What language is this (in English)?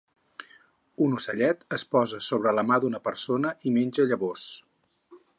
Catalan